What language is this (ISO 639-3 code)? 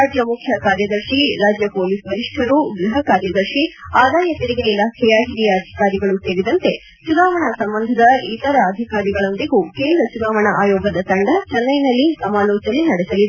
kan